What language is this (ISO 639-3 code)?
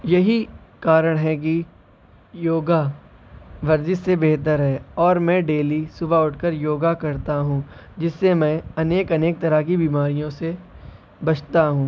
urd